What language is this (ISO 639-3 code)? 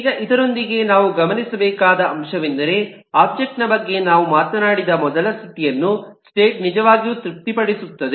kan